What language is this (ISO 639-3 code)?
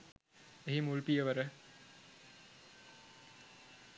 sin